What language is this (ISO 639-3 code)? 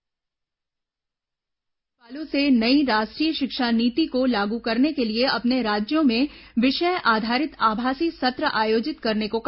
hin